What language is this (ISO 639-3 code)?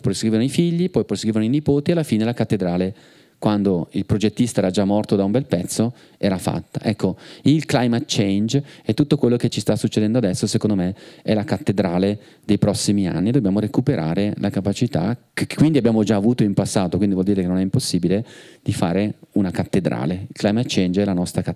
ita